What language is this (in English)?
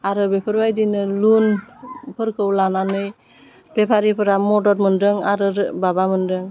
Bodo